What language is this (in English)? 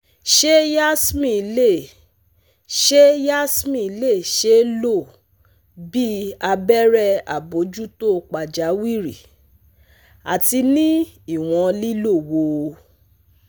Yoruba